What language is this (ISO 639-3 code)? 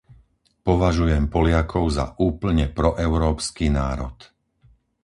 slk